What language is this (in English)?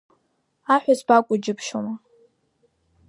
Abkhazian